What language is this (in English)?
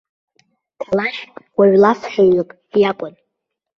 Abkhazian